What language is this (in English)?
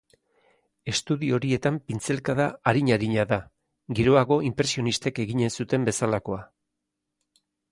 Basque